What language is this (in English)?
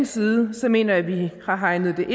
Danish